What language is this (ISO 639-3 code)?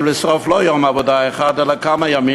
heb